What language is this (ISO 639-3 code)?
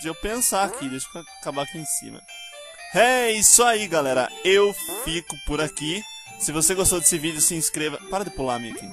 por